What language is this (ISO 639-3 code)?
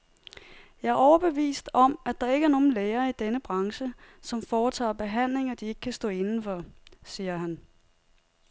dan